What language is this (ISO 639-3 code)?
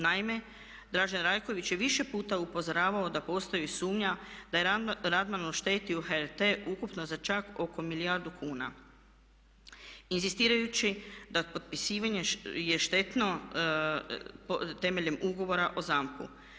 hrv